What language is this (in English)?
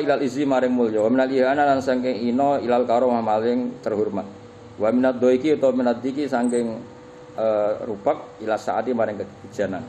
Indonesian